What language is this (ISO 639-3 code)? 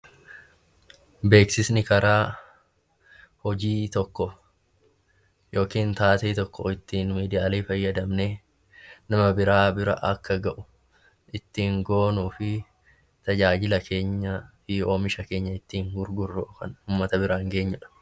orm